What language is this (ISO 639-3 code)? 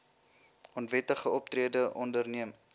afr